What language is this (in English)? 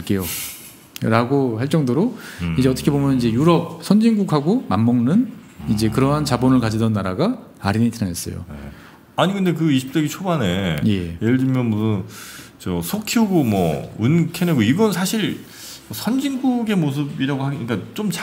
Korean